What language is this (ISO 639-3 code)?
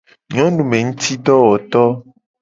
gej